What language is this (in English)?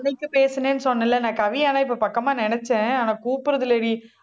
Tamil